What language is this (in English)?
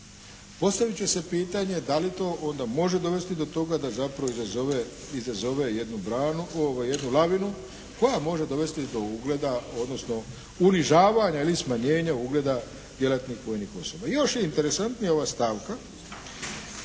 Croatian